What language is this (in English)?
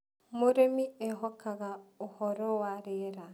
Kikuyu